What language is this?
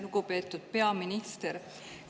Estonian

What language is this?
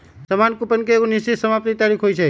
Magahi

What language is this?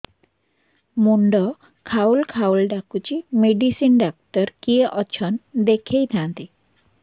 Odia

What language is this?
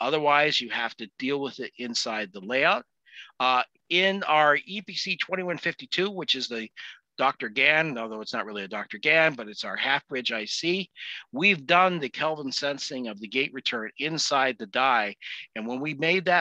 English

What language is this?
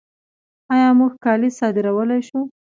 Pashto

